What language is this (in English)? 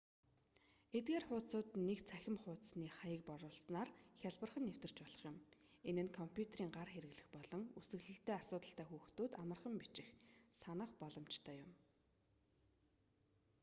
Mongolian